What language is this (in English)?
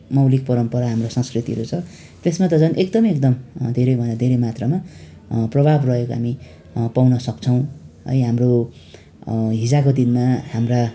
Nepali